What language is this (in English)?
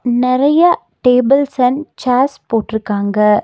Tamil